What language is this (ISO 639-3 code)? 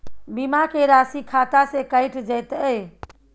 mai